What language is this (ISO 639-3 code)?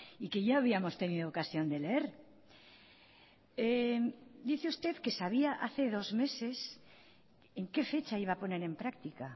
spa